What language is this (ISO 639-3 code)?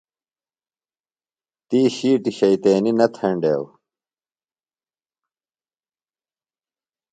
phl